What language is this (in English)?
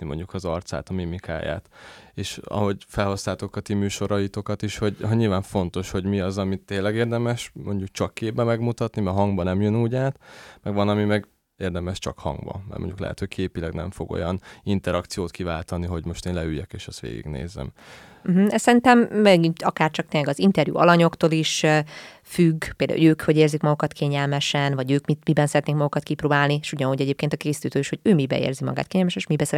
Hungarian